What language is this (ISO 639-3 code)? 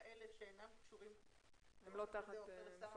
heb